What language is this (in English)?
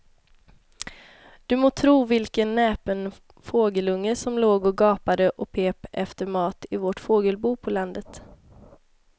Swedish